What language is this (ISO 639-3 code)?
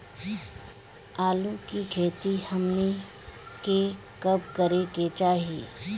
bho